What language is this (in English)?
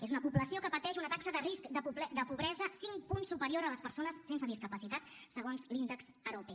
Catalan